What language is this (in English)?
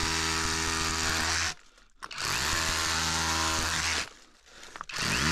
Turkish